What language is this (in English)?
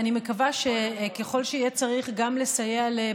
Hebrew